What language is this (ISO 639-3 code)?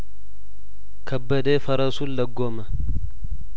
amh